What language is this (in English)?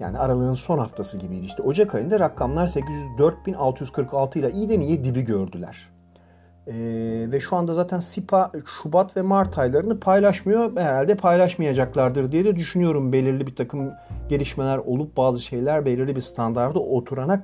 Turkish